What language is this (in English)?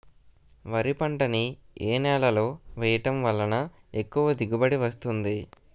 Telugu